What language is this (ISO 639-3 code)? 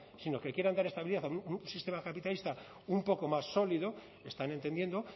spa